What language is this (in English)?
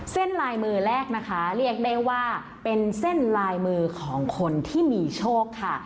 Thai